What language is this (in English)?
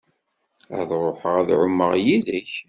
Kabyle